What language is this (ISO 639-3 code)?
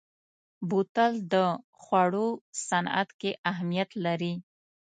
pus